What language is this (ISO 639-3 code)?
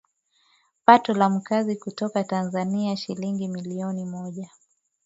swa